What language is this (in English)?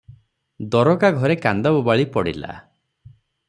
Odia